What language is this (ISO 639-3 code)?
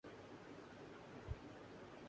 urd